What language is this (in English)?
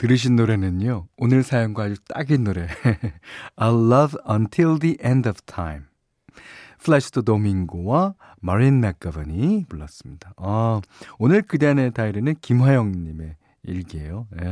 Korean